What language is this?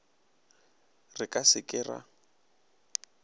Northern Sotho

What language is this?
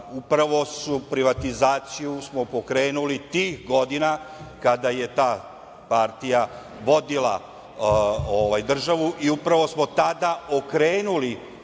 Serbian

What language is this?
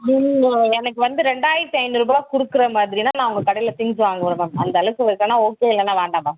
Tamil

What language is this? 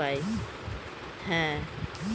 Bangla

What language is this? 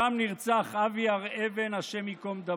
Hebrew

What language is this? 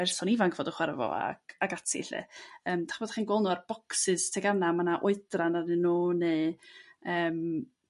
Welsh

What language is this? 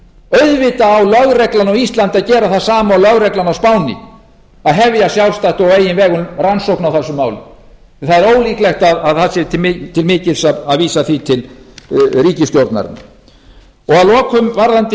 Icelandic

